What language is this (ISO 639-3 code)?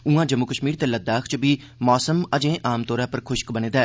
doi